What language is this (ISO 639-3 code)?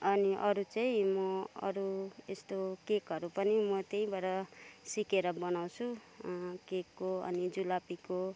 nep